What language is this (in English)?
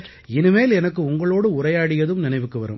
Tamil